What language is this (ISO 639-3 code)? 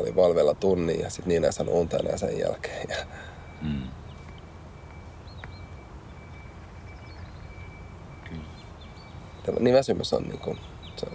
fin